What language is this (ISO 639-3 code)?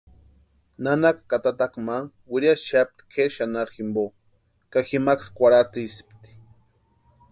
pua